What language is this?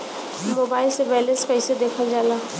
Bhojpuri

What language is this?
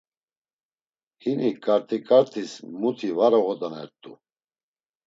Laz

